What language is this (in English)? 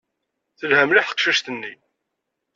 Kabyle